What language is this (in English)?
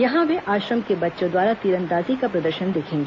Hindi